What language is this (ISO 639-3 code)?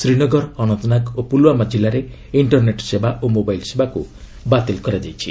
ori